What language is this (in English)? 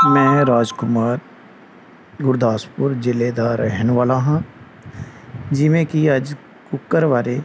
Punjabi